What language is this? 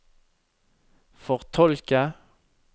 Norwegian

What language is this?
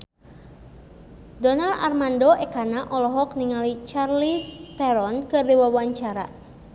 Sundanese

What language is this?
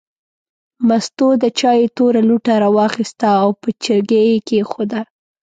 Pashto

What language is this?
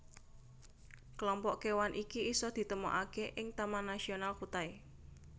Javanese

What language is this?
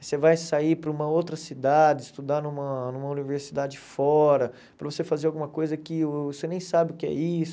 Portuguese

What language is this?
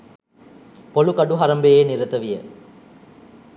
Sinhala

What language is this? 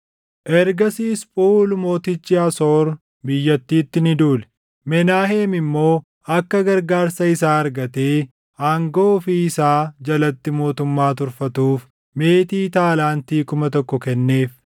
Oromo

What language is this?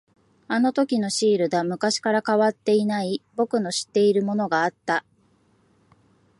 Japanese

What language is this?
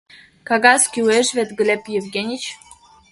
Mari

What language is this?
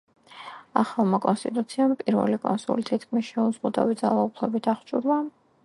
Georgian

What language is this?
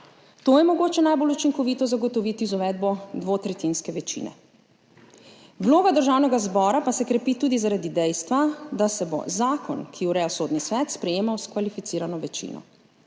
Slovenian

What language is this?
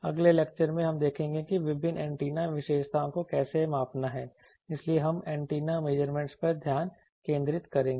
Hindi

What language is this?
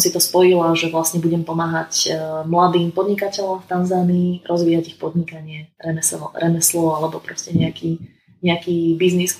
Slovak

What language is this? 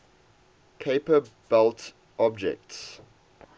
English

